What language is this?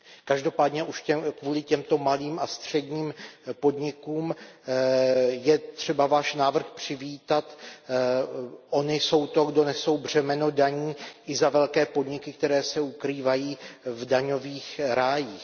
Czech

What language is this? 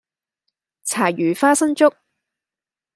Cantonese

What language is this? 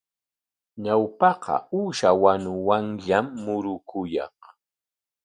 Corongo Ancash Quechua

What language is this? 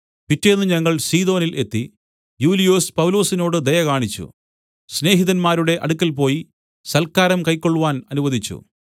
Malayalam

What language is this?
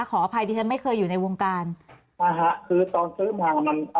Thai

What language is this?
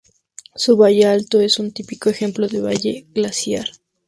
Spanish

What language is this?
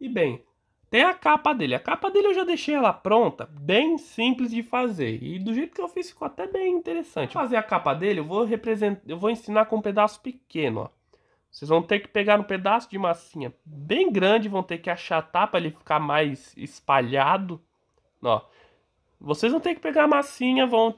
Portuguese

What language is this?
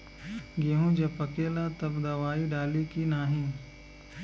Bhojpuri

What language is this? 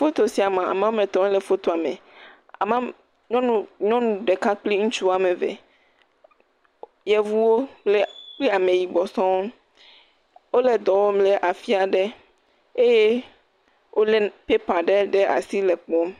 Ewe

